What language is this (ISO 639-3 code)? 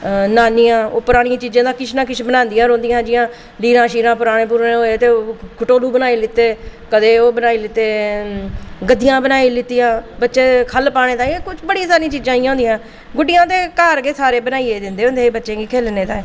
doi